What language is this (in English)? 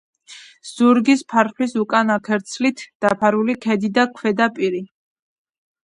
Georgian